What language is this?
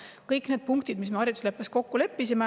Estonian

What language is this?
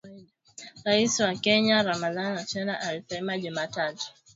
Swahili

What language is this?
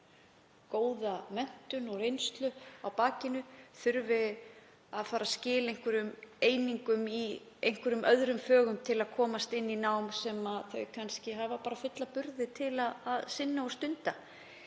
Icelandic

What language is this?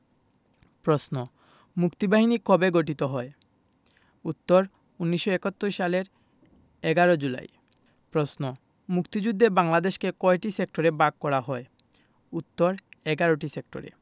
Bangla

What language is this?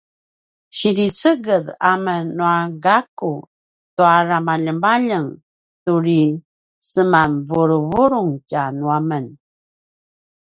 Paiwan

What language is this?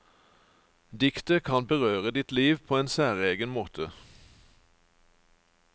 Norwegian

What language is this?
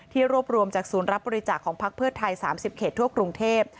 Thai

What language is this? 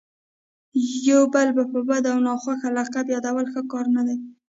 Pashto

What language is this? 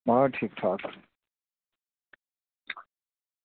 Dogri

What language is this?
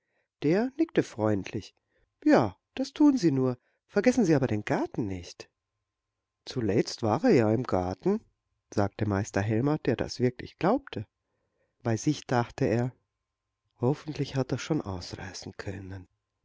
German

